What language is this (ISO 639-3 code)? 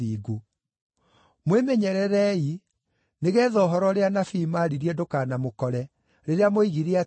kik